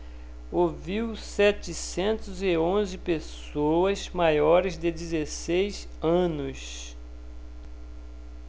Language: Portuguese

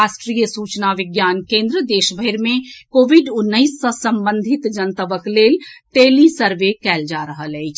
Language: Maithili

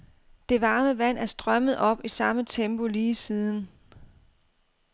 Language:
Danish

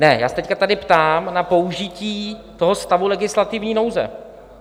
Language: Czech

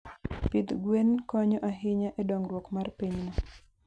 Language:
Luo (Kenya and Tanzania)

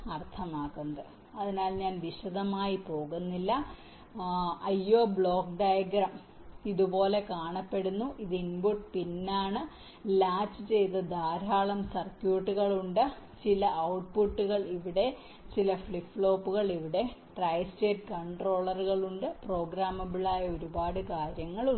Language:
Malayalam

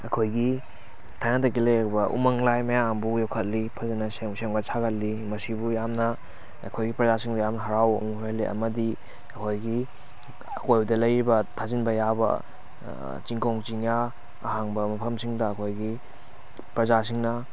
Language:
Manipuri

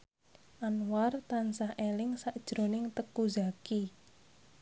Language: Javanese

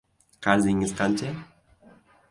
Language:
Uzbek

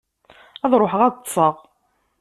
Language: Kabyle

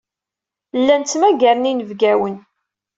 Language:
Kabyle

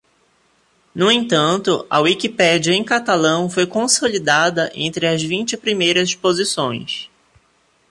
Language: Portuguese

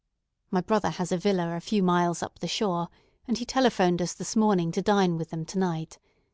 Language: English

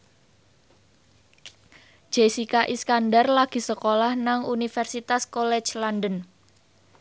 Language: Javanese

